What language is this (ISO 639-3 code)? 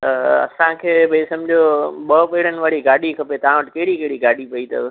snd